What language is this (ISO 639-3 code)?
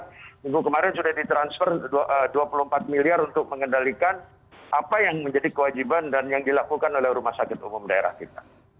ind